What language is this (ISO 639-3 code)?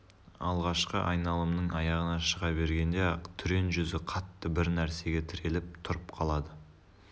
kaz